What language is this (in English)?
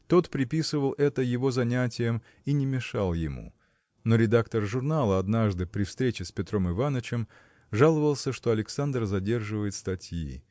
Russian